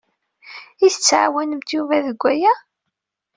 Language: Kabyle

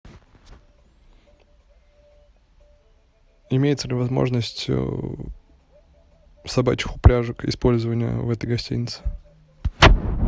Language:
Russian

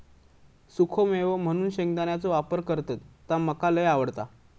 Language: Marathi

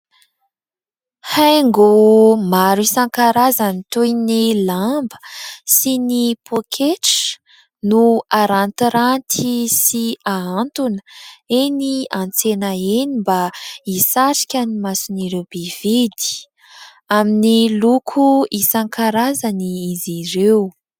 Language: Malagasy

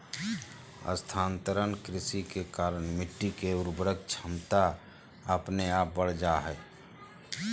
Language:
Magahi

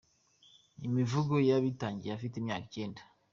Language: Kinyarwanda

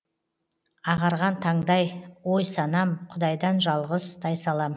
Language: Kazakh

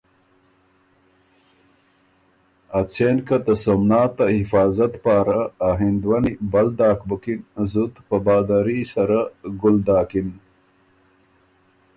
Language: Ormuri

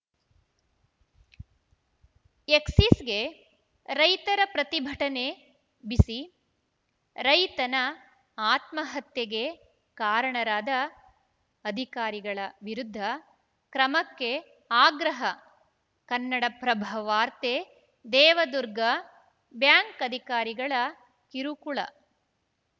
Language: Kannada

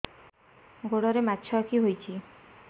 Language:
Odia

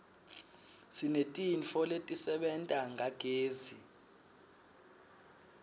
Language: Swati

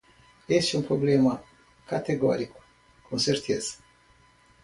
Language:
Portuguese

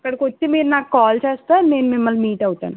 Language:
Telugu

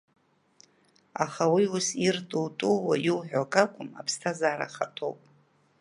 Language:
Abkhazian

